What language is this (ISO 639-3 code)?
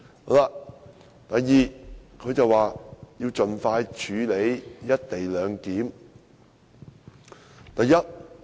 yue